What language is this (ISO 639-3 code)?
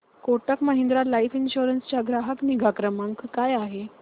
mar